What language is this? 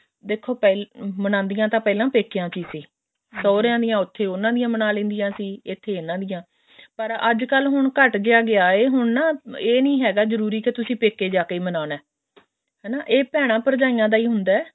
Punjabi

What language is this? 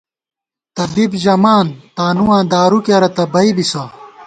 Gawar-Bati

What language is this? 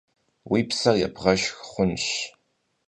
Kabardian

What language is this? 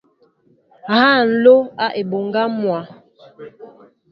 Mbo (Cameroon)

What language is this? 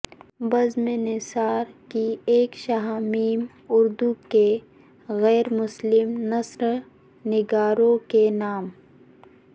Urdu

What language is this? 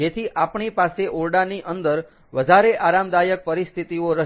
Gujarati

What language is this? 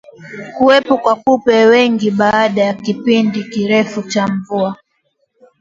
Swahili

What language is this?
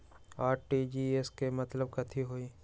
Magahi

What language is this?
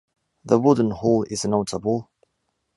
English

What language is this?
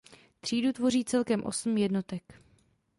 Czech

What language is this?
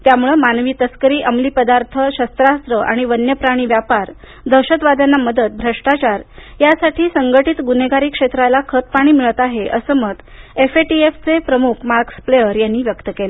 Marathi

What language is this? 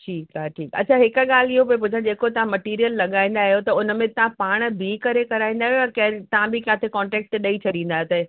Sindhi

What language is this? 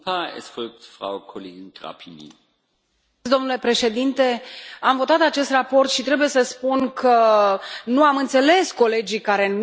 Romanian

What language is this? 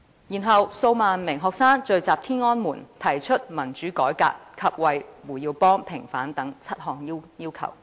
Cantonese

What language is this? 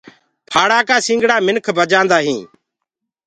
Gurgula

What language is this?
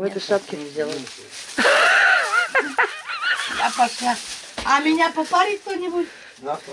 Russian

